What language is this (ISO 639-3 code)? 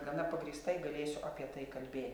lit